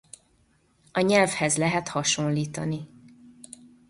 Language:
Hungarian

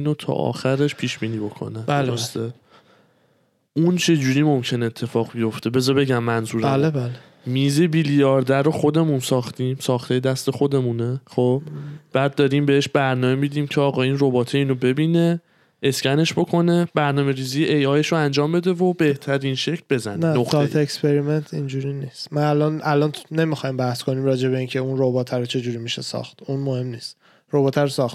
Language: Persian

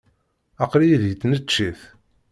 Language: Kabyle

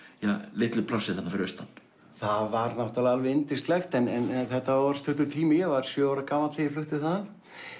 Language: Icelandic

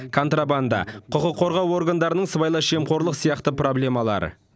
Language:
Kazakh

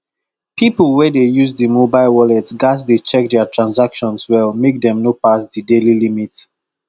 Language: Nigerian Pidgin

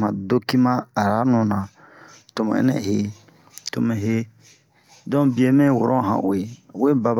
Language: Bomu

